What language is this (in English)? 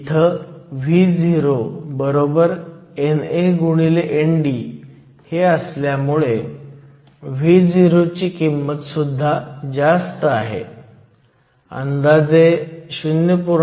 Marathi